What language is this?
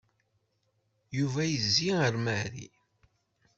Kabyle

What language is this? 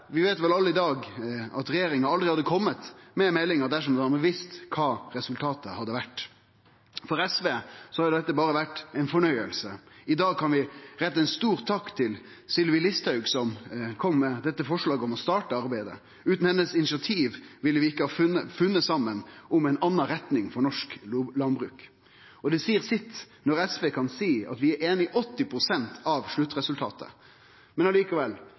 Norwegian Nynorsk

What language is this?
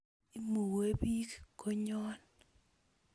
Kalenjin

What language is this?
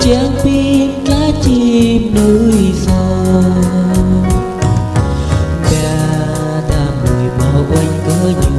Vietnamese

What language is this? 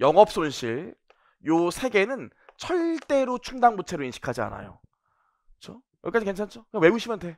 Korean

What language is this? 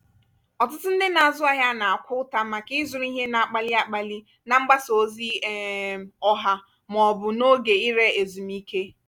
Igbo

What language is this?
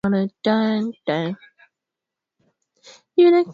Swahili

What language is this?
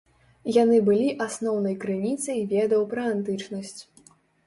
Belarusian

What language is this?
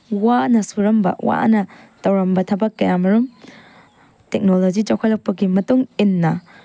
Manipuri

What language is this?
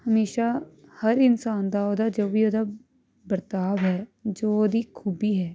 Punjabi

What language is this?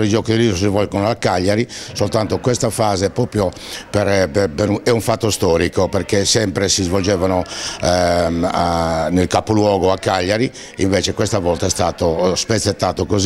Italian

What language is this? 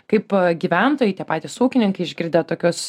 Lithuanian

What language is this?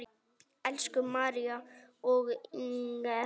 Icelandic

